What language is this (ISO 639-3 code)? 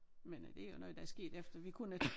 dan